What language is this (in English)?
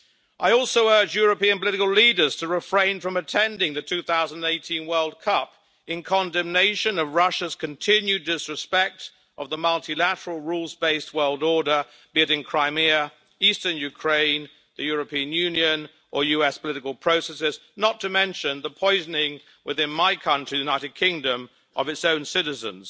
English